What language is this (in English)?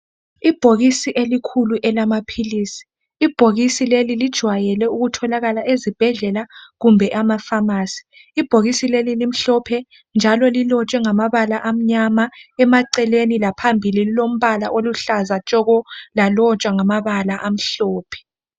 North Ndebele